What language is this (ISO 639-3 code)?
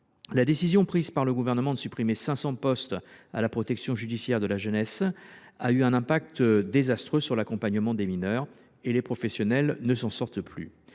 fra